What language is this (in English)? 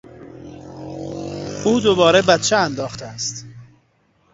Persian